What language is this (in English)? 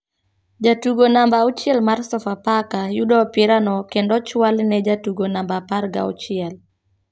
Luo (Kenya and Tanzania)